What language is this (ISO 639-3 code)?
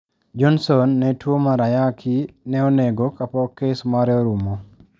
luo